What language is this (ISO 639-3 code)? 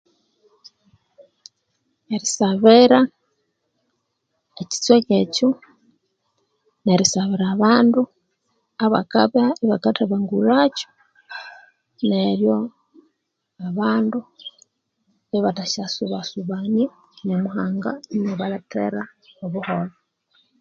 koo